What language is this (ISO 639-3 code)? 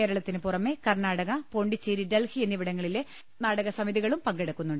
mal